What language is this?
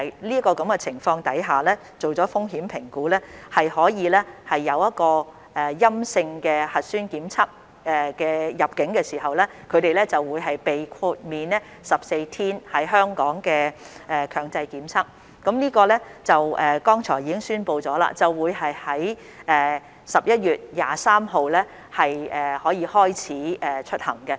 Cantonese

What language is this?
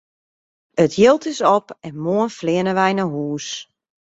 Western Frisian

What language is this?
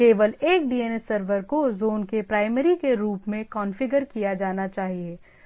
Hindi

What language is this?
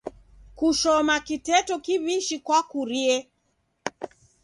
Taita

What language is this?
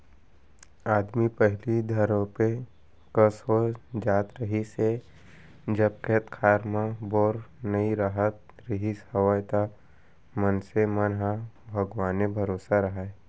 Chhattisgarhi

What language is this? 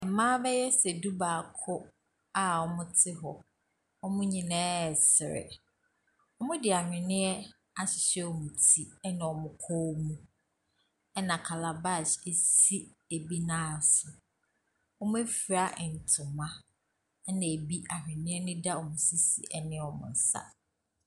Akan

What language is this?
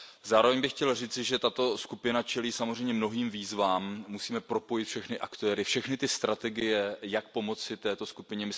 Czech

